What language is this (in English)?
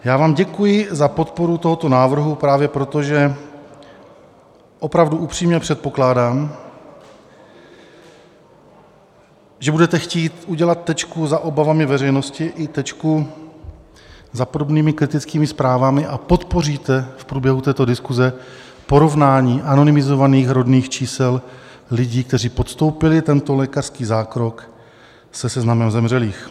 Czech